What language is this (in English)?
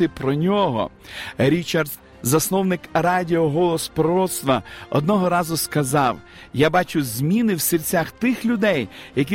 Ukrainian